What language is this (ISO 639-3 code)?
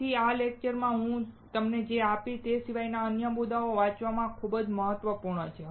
guj